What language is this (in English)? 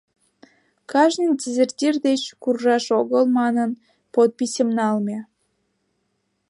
Mari